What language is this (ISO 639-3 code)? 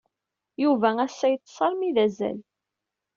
kab